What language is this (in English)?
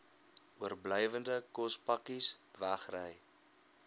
Afrikaans